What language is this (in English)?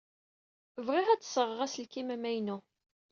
Kabyle